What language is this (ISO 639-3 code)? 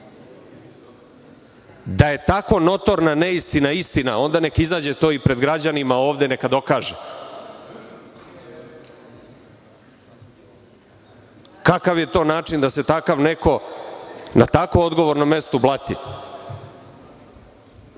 srp